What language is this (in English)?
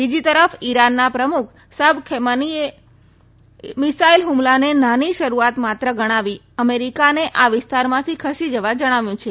Gujarati